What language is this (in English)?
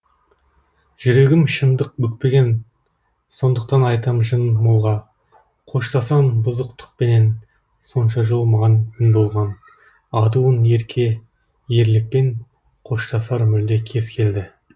Kazakh